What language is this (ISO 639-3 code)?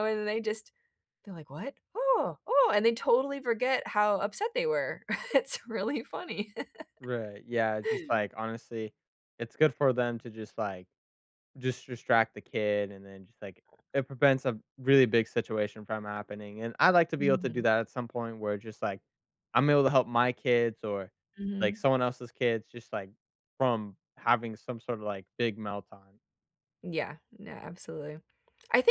eng